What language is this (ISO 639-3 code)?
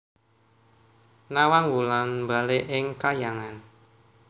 jav